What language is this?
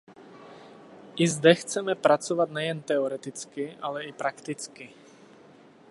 Czech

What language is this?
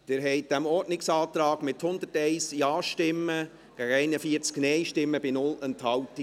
Swiss German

